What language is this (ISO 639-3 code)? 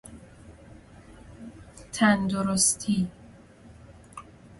fas